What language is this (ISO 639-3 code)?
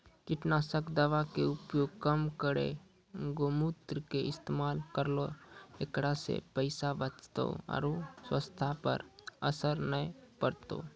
mai